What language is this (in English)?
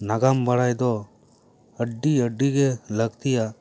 Santali